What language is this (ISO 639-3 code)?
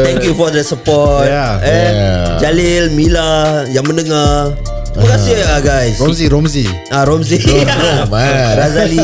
msa